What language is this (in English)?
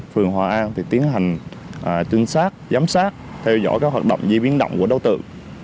Vietnamese